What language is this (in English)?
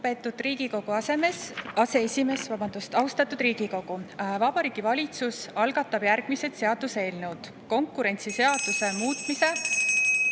Estonian